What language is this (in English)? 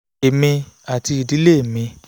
Yoruba